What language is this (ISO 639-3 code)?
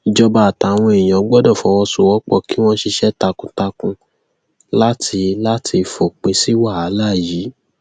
yor